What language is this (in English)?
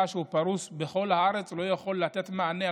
Hebrew